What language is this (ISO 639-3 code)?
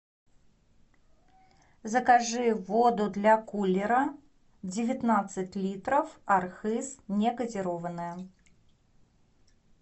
rus